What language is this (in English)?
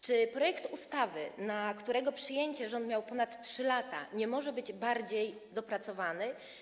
Polish